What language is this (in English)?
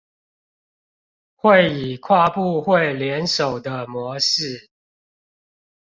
Chinese